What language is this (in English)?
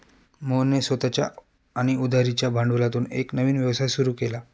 Marathi